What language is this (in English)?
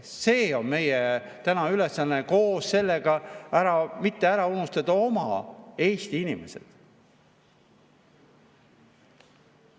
Estonian